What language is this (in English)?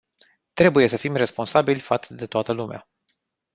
Romanian